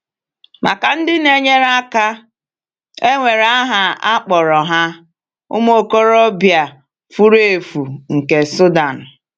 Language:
Igbo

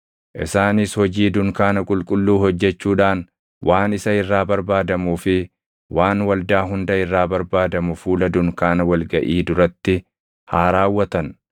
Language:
Oromo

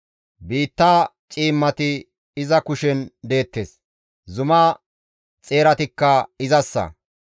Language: Gamo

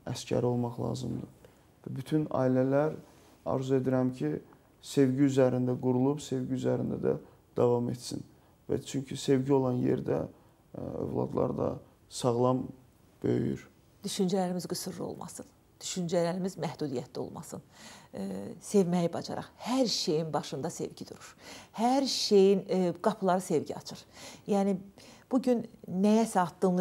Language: Turkish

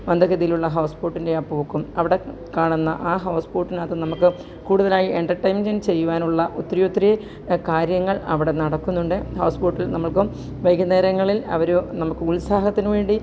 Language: Malayalam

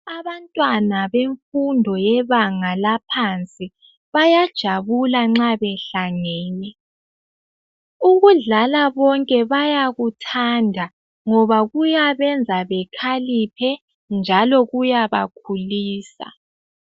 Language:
North Ndebele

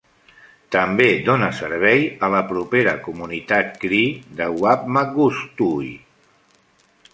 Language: Catalan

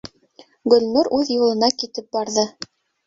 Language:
Bashkir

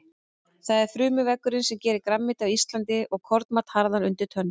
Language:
Icelandic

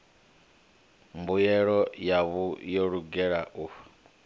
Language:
Venda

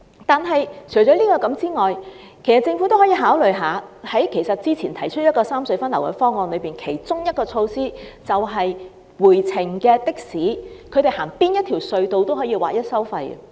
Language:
Cantonese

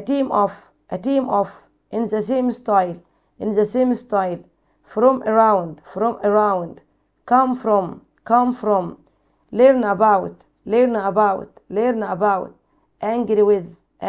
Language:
Arabic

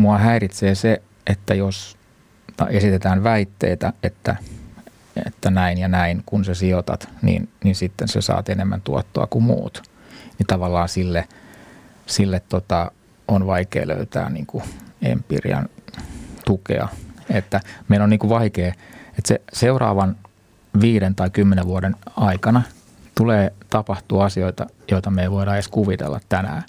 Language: Finnish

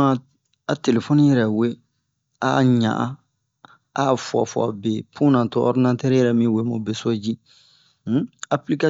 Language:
Bomu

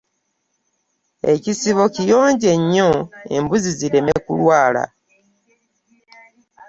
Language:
Ganda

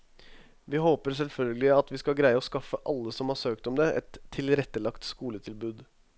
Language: Norwegian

